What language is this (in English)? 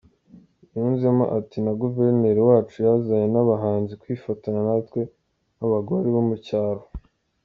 Kinyarwanda